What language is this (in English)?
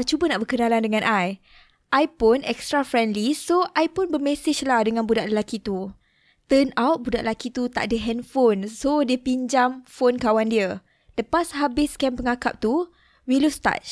Malay